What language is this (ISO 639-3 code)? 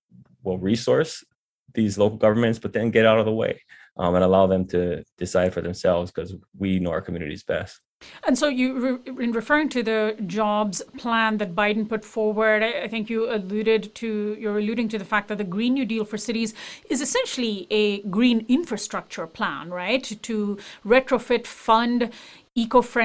eng